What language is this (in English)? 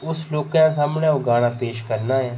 Dogri